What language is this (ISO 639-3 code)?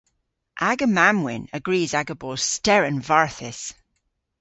cor